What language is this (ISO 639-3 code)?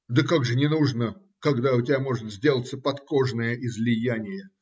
rus